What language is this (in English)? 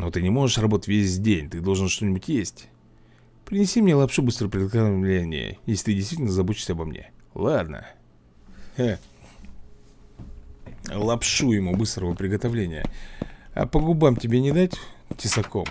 Russian